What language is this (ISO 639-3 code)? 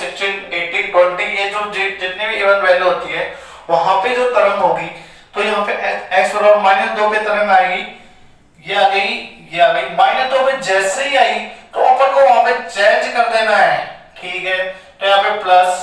hin